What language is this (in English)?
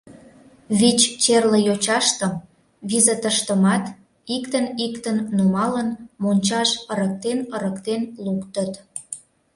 Mari